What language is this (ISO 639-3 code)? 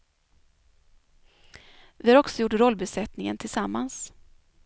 swe